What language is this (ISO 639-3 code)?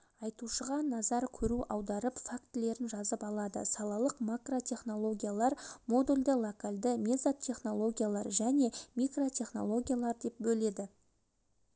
kaz